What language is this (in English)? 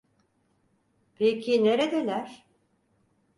Turkish